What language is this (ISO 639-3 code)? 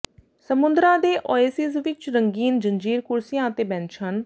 pan